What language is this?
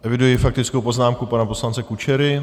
Czech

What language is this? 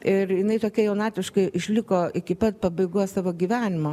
Lithuanian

